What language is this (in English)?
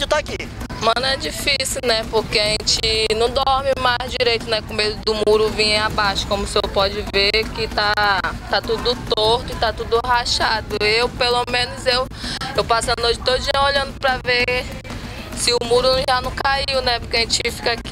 Portuguese